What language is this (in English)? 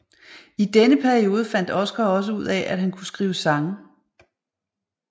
Danish